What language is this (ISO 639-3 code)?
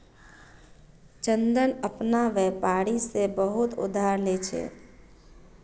mag